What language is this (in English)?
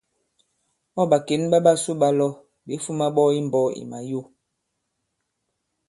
Bankon